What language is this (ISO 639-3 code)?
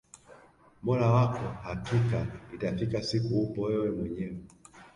swa